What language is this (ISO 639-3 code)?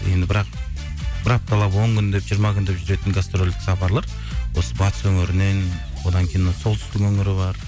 kaz